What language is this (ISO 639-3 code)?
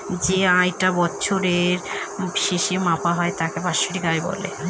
ben